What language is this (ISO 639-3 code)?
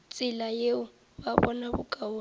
nso